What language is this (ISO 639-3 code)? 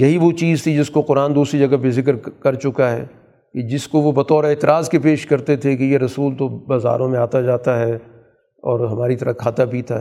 urd